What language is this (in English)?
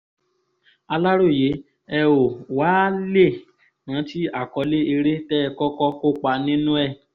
Yoruba